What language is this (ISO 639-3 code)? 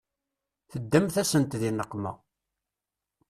kab